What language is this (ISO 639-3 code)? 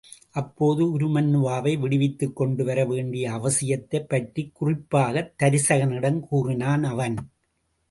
tam